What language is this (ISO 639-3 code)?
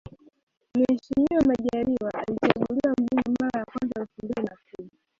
swa